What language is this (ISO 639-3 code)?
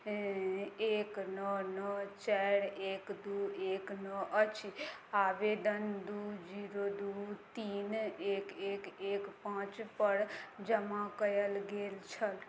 mai